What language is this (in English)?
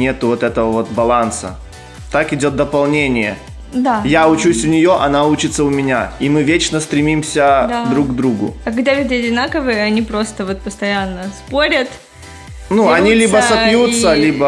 Russian